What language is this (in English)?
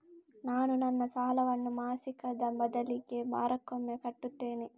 Kannada